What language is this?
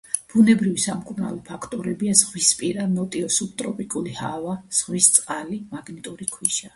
Georgian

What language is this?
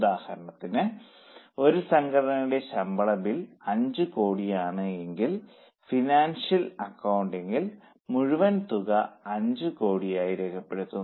Malayalam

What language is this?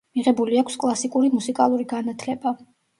Georgian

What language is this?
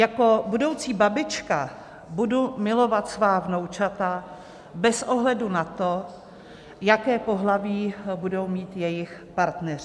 Czech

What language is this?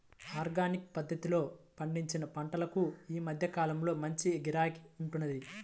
Telugu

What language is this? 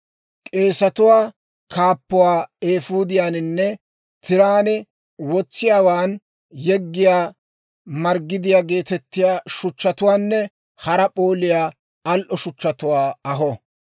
Dawro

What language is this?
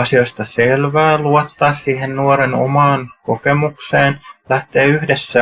Finnish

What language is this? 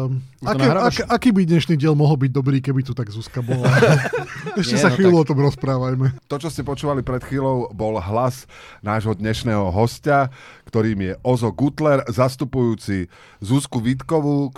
Slovak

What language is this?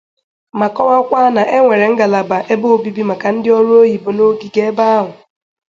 Igbo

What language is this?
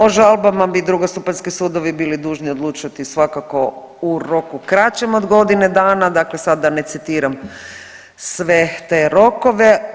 Croatian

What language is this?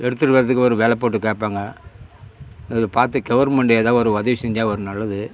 Tamil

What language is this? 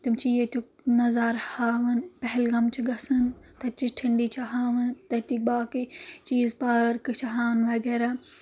Kashmiri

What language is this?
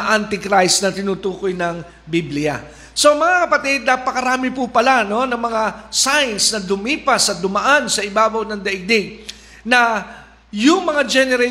Filipino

